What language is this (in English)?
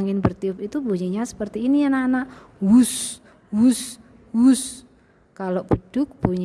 Indonesian